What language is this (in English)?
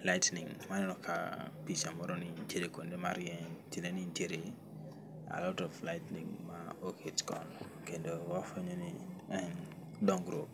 Luo (Kenya and Tanzania)